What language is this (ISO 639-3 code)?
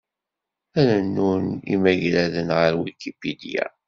kab